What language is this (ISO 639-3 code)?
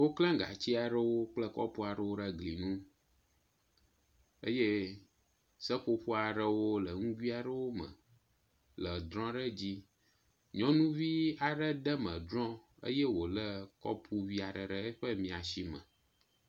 ewe